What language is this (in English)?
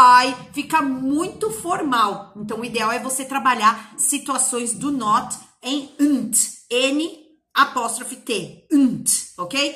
Portuguese